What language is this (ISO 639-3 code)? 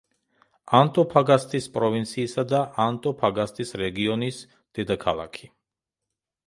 kat